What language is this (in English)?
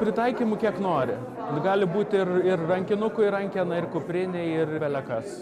Lithuanian